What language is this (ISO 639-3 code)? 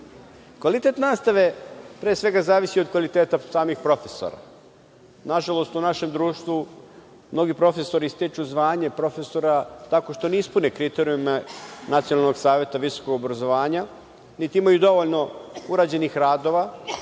srp